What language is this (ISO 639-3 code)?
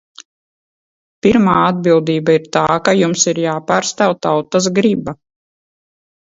lav